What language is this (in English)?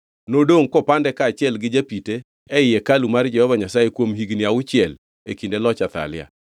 Luo (Kenya and Tanzania)